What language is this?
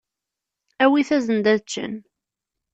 Kabyle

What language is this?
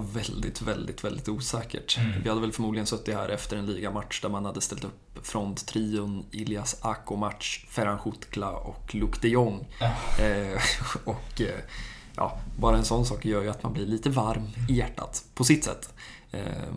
Swedish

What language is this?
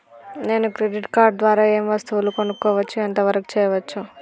Telugu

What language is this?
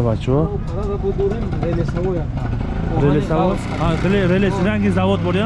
Turkish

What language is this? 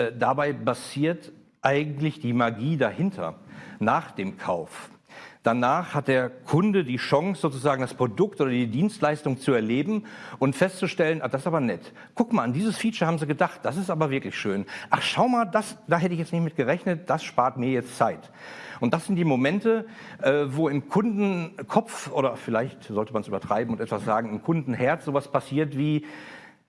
German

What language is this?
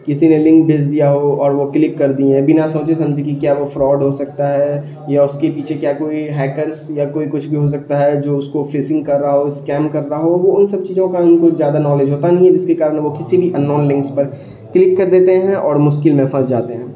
Urdu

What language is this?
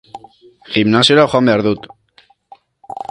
Basque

